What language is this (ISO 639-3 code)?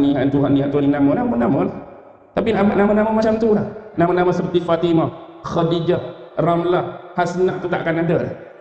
msa